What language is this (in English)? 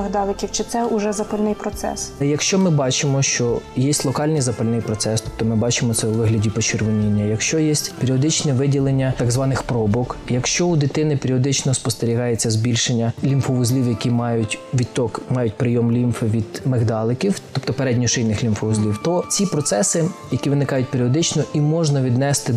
Ukrainian